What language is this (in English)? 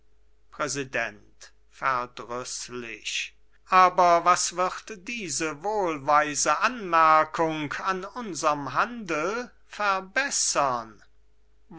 German